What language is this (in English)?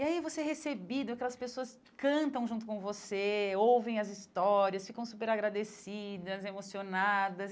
Portuguese